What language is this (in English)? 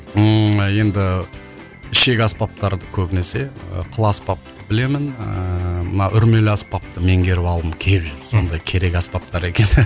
Kazakh